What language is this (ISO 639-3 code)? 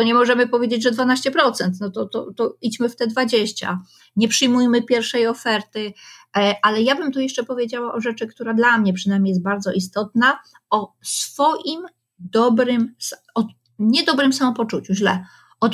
pol